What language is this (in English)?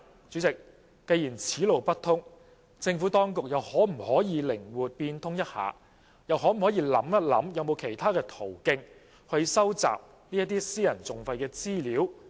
Cantonese